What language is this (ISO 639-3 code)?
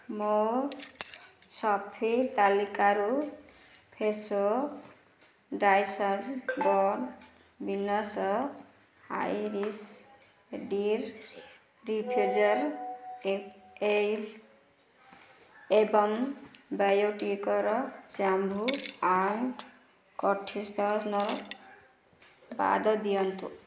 ori